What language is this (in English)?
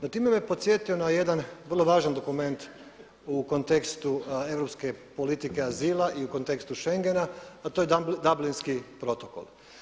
Croatian